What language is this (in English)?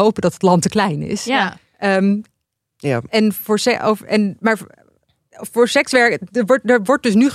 Dutch